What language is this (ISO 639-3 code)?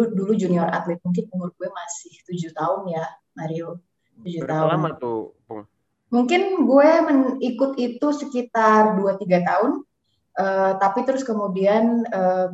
ind